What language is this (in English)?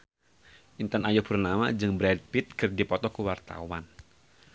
Sundanese